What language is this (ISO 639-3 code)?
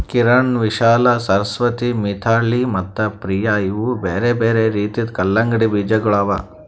kan